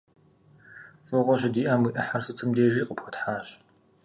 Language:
Kabardian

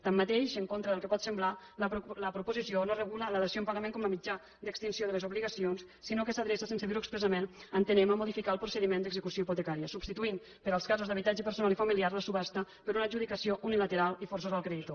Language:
Catalan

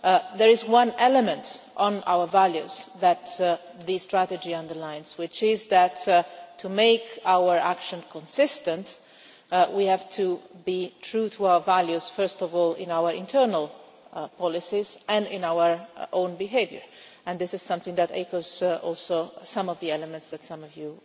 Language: English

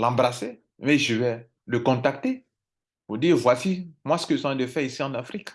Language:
French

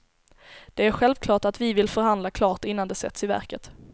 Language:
Swedish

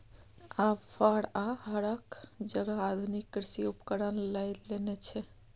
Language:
Maithili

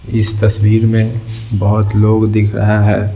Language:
Hindi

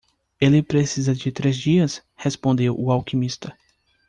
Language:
Portuguese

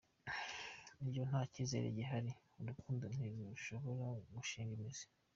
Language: Kinyarwanda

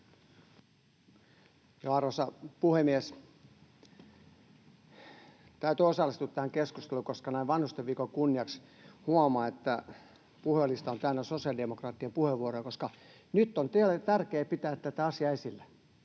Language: Finnish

